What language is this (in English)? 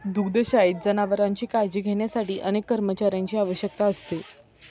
Marathi